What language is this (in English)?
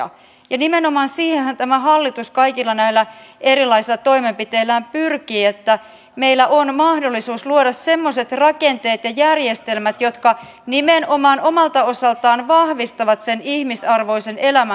Finnish